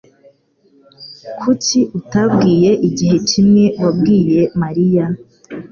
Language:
Kinyarwanda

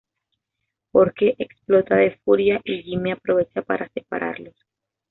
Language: Spanish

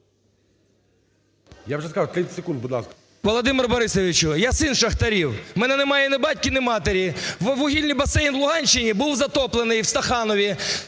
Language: Ukrainian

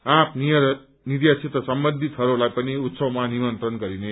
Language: Nepali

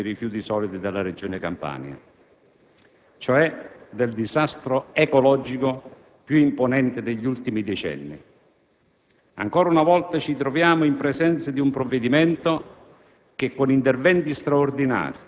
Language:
Italian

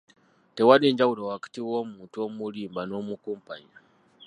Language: Ganda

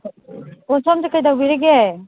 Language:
Manipuri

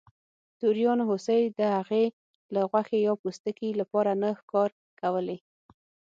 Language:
Pashto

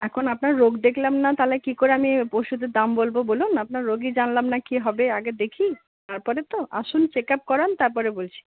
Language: Bangla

